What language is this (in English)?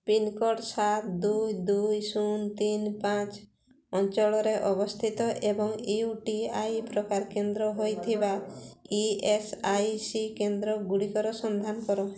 Odia